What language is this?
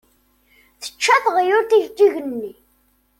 Kabyle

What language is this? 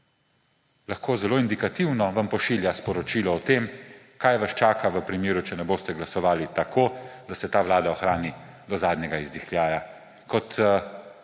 Slovenian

